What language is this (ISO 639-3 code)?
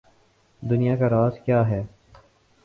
urd